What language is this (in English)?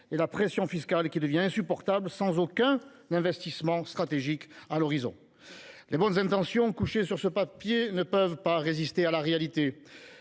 French